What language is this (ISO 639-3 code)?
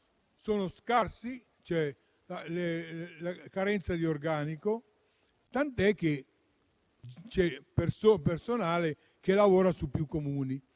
ita